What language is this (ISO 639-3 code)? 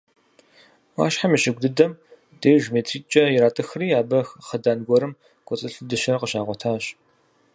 kbd